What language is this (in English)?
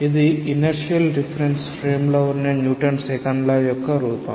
Telugu